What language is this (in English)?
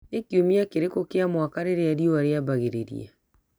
Kikuyu